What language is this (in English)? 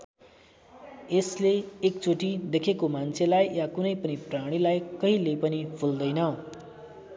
Nepali